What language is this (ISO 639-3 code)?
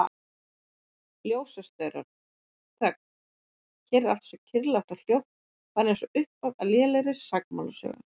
isl